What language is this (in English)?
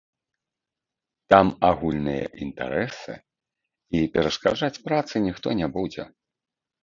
Belarusian